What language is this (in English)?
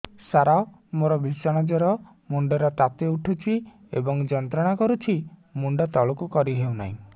Odia